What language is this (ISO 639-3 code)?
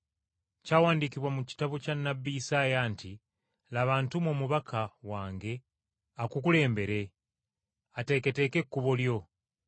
lug